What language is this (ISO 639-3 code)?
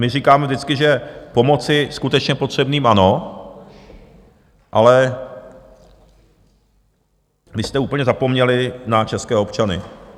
ces